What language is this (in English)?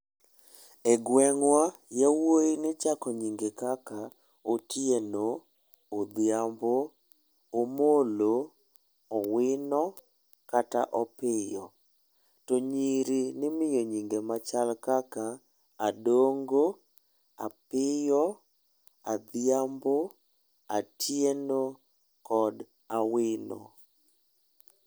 Luo (Kenya and Tanzania)